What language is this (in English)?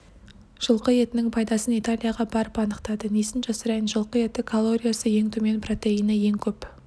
Kazakh